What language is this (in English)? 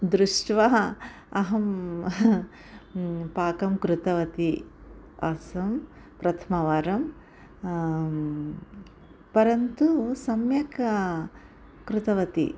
Sanskrit